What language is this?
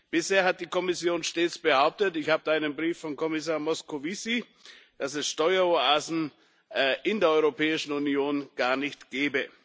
German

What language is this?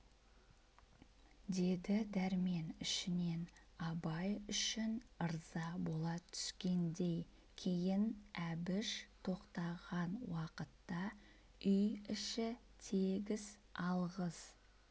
Kazakh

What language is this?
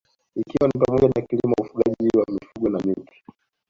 Swahili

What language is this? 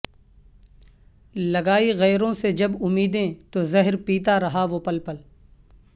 Urdu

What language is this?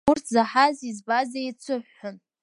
Abkhazian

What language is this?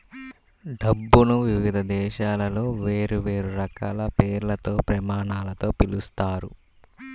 Telugu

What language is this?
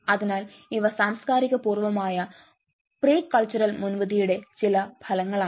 Malayalam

